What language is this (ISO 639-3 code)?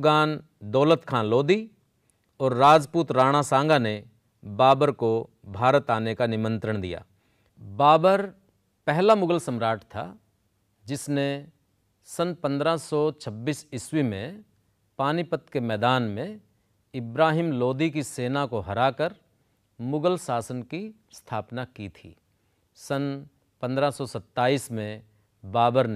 hin